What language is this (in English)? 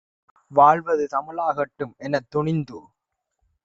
Tamil